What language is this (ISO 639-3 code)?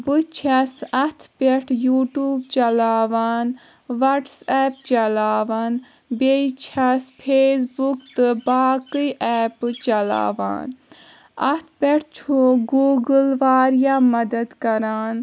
kas